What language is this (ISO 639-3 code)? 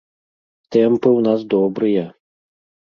bel